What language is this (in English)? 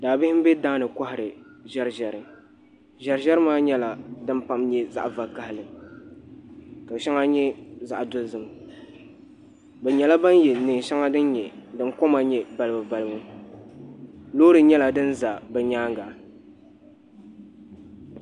Dagbani